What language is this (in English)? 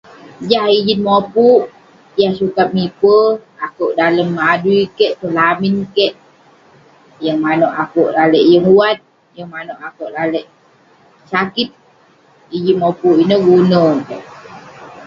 Western Penan